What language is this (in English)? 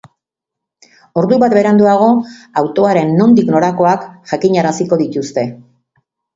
Basque